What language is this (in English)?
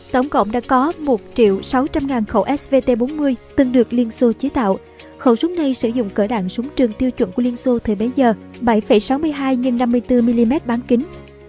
Vietnamese